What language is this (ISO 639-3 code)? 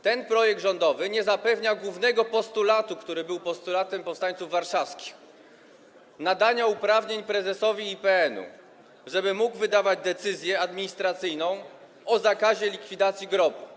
pol